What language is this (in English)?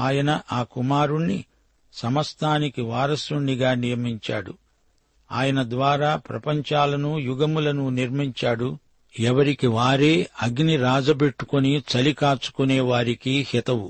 Telugu